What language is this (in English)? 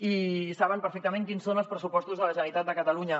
Catalan